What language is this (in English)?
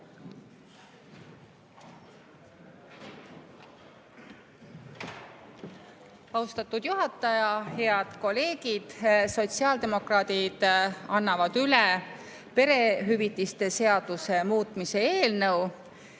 Estonian